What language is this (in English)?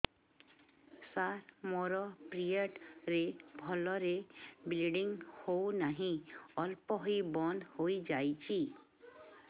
Odia